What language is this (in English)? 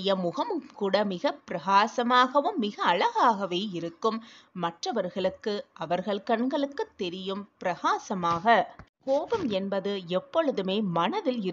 Tamil